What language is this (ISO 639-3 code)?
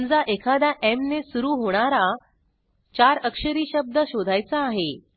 mar